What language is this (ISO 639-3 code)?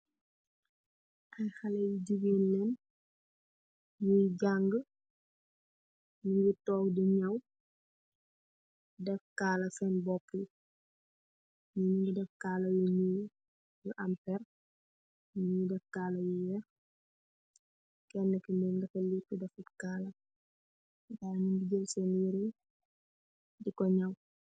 wol